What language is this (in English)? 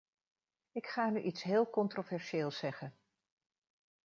Dutch